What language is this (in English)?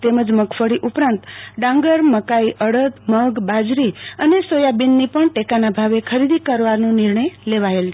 Gujarati